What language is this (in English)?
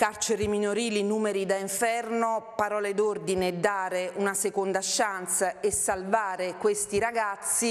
Italian